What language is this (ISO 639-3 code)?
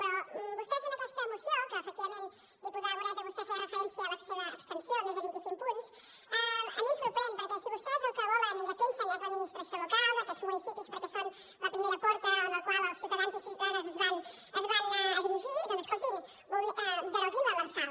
cat